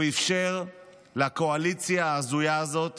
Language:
Hebrew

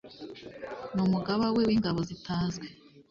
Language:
Kinyarwanda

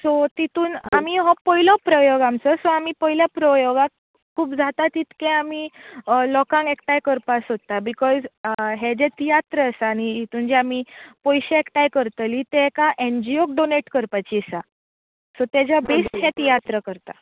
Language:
Konkani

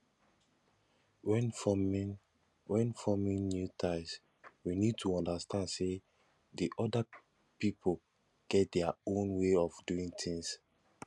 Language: Nigerian Pidgin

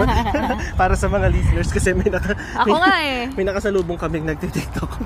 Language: Filipino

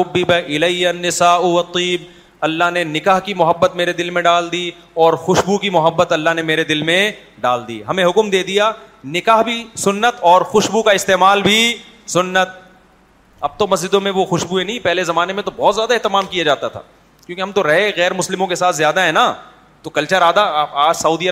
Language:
Urdu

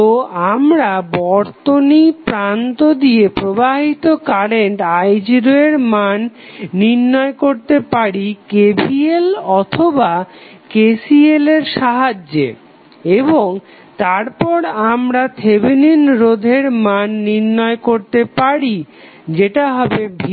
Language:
Bangla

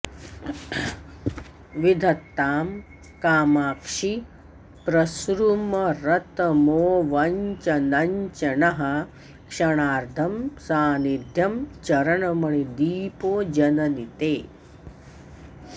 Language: Sanskrit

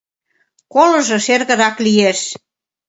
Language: Mari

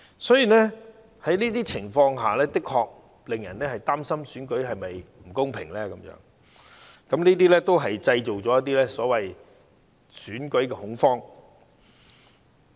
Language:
Cantonese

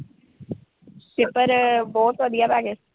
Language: Punjabi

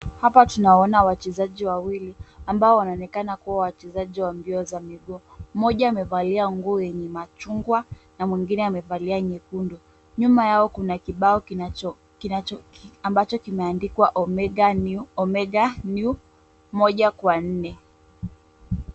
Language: Swahili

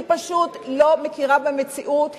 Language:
Hebrew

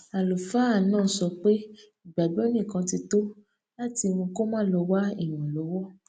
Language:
Yoruba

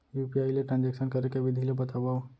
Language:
Chhattisgarhi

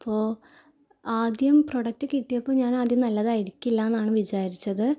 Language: Malayalam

